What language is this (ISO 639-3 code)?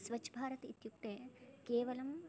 san